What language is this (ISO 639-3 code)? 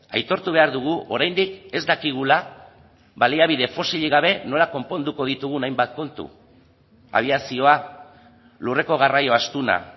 eus